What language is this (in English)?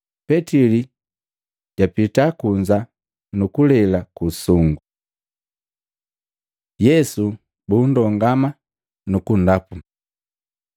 Matengo